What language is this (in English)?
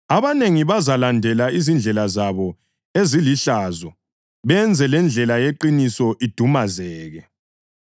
North Ndebele